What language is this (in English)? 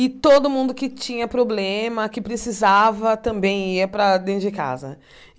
Portuguese